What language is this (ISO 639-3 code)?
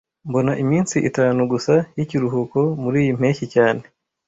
kin